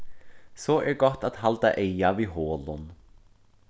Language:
Faroese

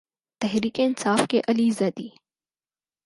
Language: Urdu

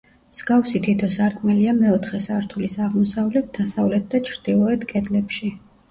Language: Georgian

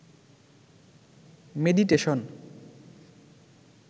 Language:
Bangla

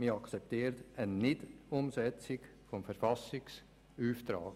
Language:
Swiss German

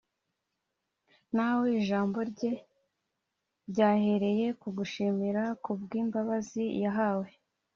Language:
Kinyarwanda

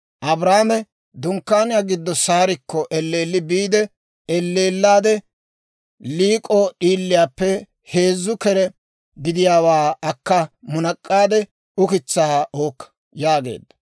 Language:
Dawro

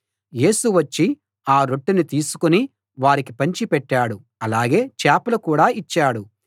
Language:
Telugu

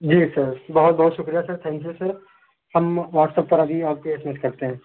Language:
Urdu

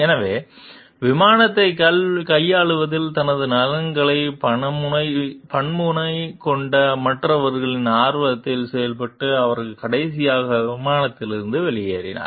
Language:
Tamil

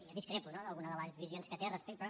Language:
Catalan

